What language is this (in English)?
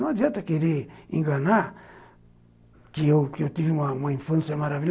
Portuguese